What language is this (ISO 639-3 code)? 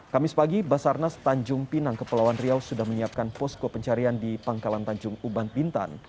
ind